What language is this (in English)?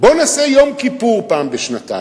Hebrew